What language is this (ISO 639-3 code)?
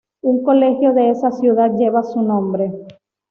spa